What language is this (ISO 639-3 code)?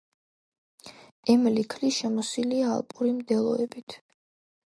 kat